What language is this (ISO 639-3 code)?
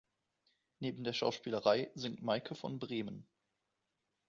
deu